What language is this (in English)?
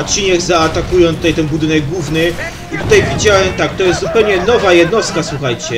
Polish